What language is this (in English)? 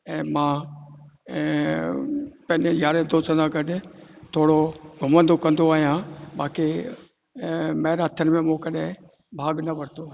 Sindhi